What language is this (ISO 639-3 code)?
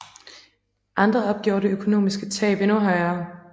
dan